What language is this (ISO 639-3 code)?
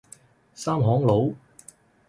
yue